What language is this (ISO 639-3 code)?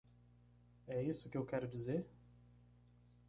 por